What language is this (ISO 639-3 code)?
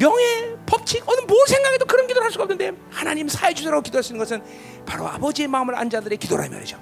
kor